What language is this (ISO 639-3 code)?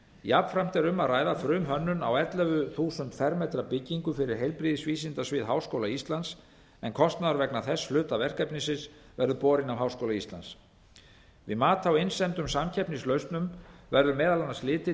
isl